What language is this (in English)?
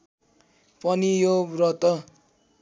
Nepali